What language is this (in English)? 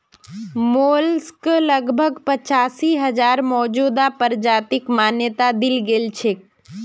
Magahi